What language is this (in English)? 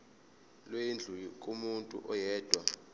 Zulu